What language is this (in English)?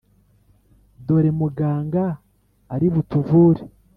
Kinyarwanda